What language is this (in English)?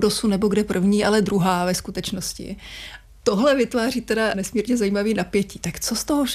Czech